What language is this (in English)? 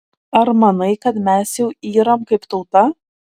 Lithuanian